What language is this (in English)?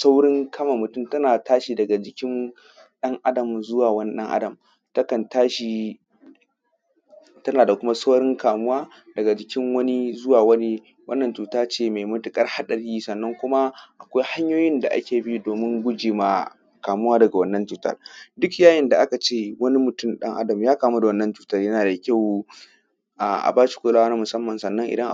Hausa